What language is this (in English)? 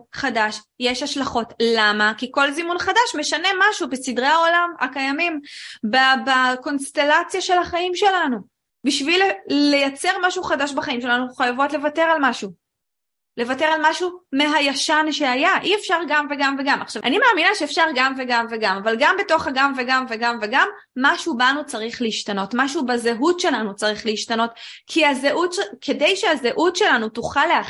Hebrew